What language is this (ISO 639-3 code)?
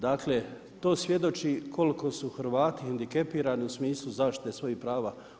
hrv